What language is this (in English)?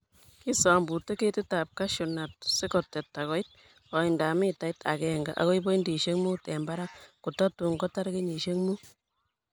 Kalenjin